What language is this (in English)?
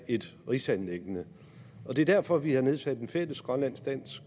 Danish